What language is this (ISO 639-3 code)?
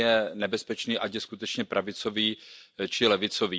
ces